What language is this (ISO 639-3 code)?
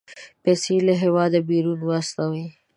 pus